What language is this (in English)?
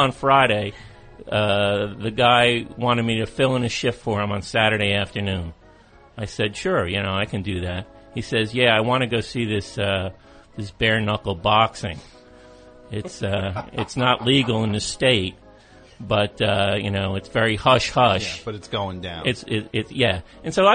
English